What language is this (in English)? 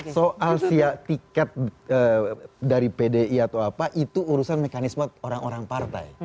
Indonesian